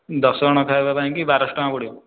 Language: Odia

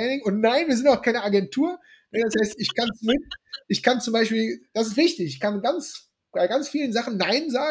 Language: German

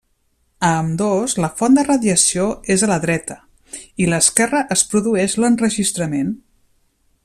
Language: Catalan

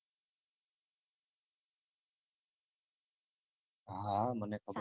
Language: Gujarati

